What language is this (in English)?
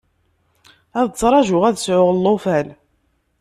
Kabyle